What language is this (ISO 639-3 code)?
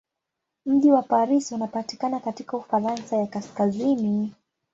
swa